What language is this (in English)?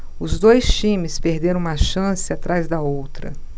Portuguese